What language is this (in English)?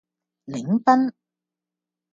Cantonese